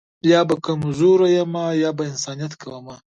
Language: Pashto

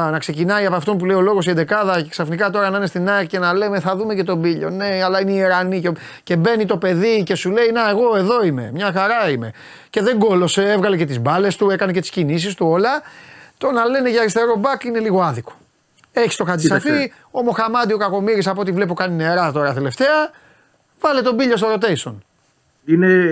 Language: Greek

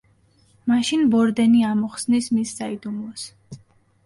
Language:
Georgian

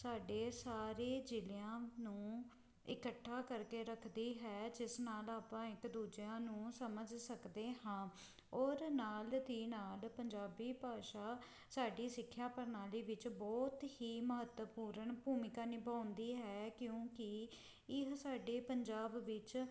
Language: Punjabi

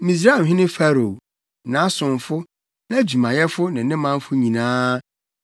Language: Akan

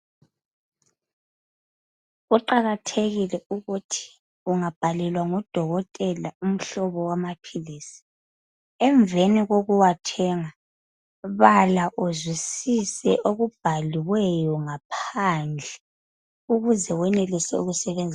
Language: North Ndebele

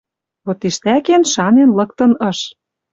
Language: Western Mari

